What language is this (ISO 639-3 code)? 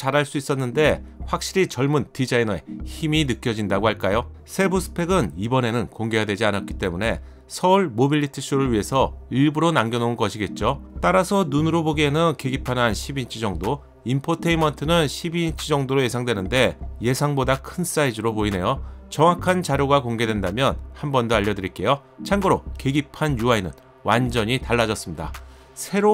kor